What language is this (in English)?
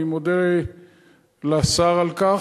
Hebrew